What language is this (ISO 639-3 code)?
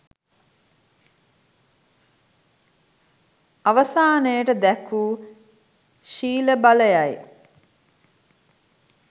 sin